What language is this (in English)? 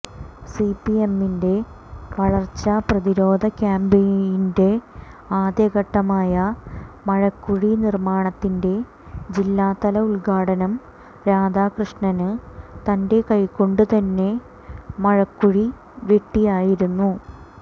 Malayalam